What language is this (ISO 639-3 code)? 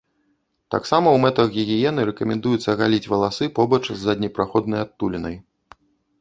bel